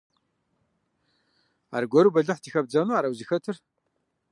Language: Kabardian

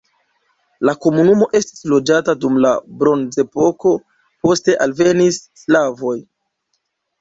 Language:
Esperanto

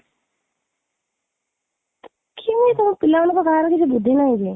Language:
Odia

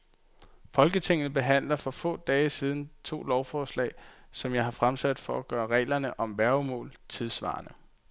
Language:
Danish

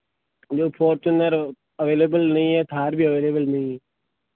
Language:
Hindi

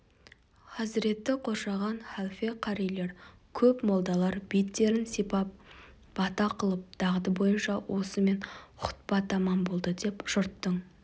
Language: Kazakh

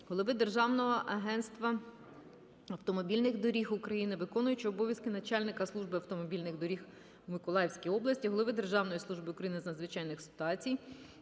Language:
Ukrainian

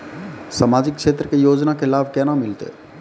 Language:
Maithili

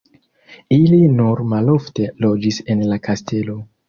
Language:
Esperanto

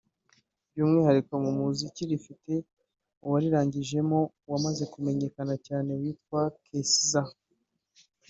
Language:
Kinyarwanda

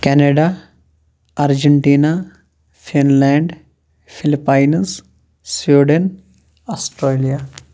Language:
Kashmiri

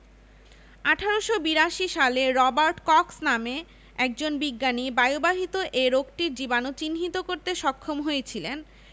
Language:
Bangla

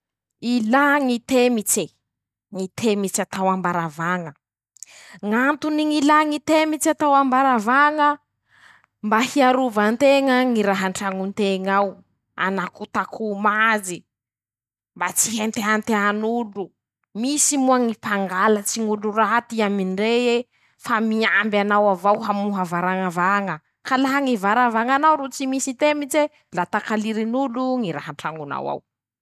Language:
Masikoro Malagasy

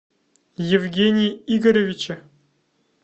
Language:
Russian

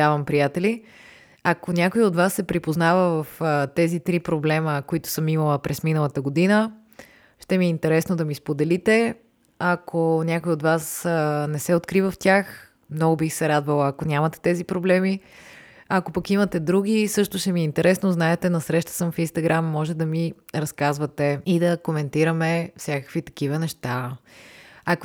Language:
Bulgarian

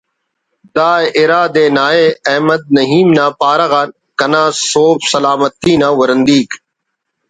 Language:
Brahui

